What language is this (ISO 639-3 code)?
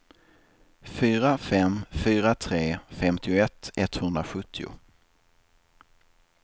swe